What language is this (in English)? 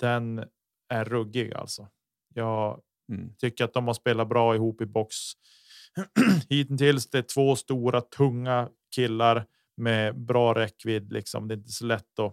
Swedish